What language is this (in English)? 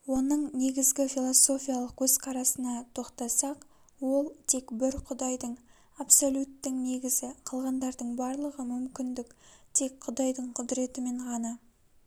Kazakh